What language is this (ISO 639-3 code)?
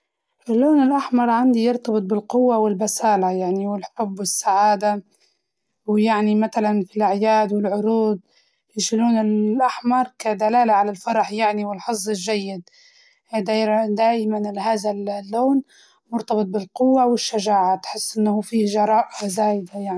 ayl